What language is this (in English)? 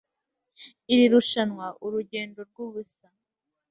Kinyarwanda